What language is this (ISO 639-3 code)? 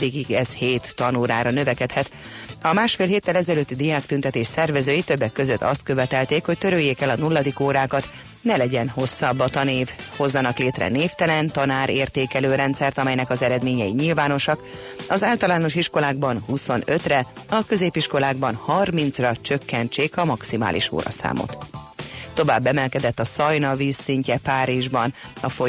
hun